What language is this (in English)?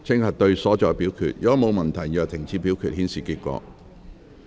Cantonese